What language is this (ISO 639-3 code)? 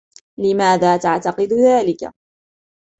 ara